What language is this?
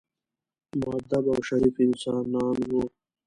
Pashto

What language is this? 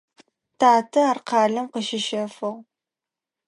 Adyghe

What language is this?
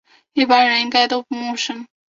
Chinese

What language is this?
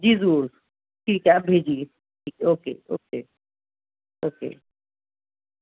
Urdu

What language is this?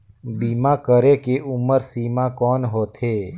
Chhattisgarhi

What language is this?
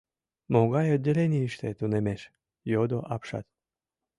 Mari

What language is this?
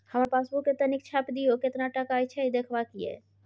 Maithili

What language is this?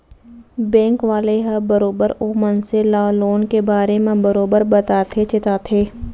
Chhattisgarhi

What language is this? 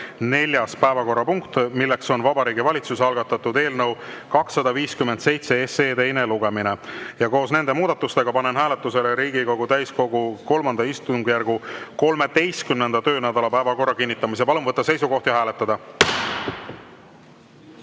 Estonian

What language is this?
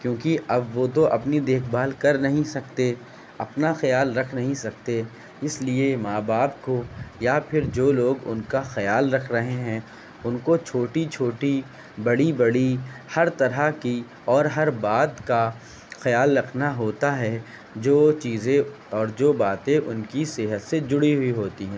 Urdu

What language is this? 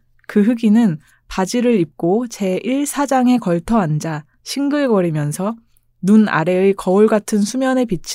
Korean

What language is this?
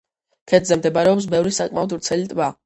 Georgian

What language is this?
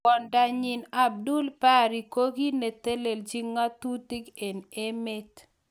Kalenjin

